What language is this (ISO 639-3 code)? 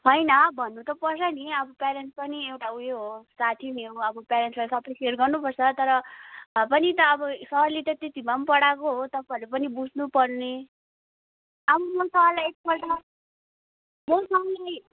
nep